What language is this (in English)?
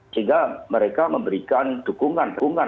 Indonesian